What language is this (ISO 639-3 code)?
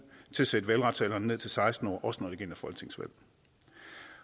dan